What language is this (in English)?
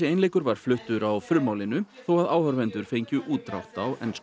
Icelandic